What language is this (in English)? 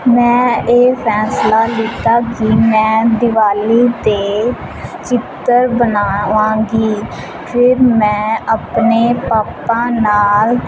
Punjabi